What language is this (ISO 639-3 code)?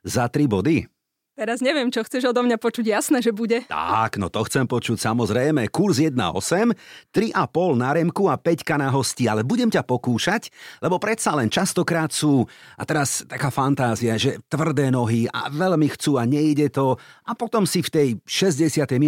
slk